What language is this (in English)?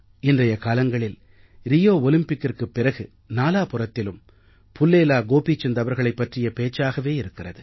Tamil